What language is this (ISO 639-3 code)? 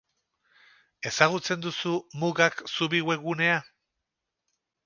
eus